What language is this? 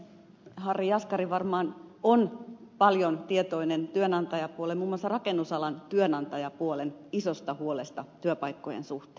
Finnish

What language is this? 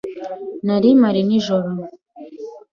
Kinyarwanda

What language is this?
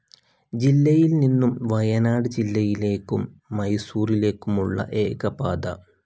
Malayalam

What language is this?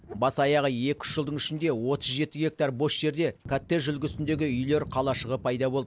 Kazakh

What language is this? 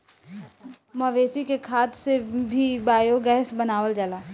Bhojpuri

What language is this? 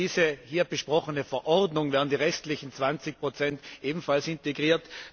German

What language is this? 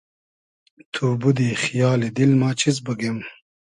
Hazaragi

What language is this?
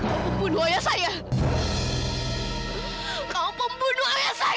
Indonesian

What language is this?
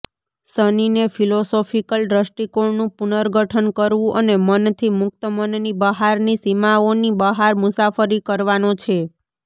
Gujarati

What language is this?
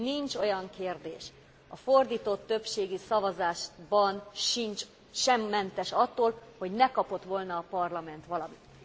Hungarian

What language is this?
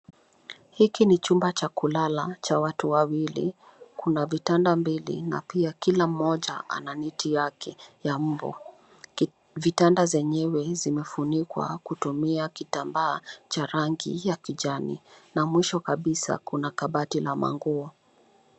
Swahili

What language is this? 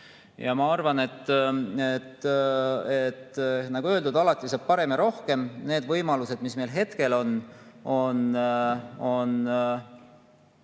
Estonian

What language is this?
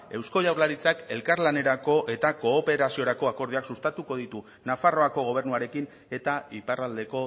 Basque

